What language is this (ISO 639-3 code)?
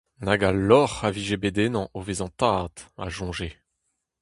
bre